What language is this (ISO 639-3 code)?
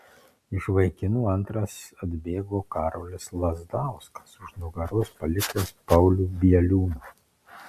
lit